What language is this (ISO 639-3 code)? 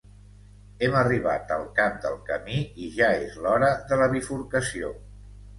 cat